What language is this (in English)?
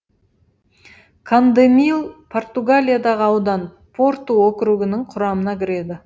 Kazakh